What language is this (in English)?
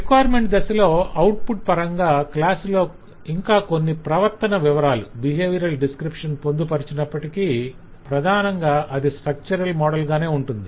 Telugu